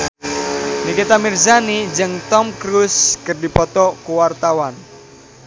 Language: Sundanese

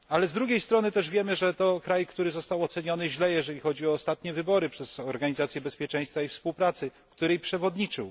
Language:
Polish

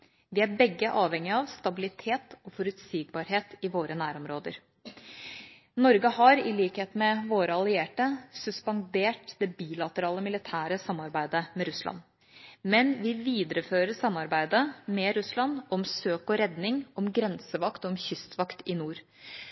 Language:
Norwegian Bokmål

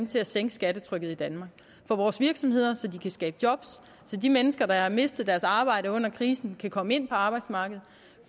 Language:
Danish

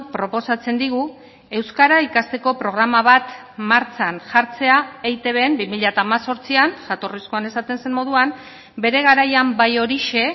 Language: Basque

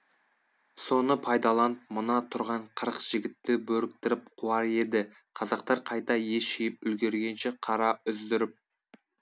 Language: Kazakh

